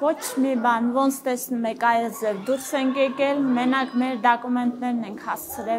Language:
Romanian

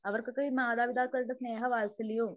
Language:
Malayalam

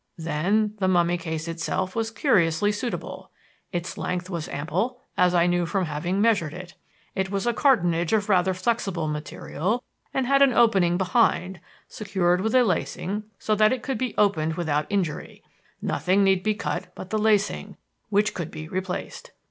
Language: English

